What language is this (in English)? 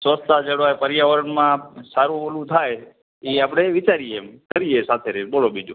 Gujarati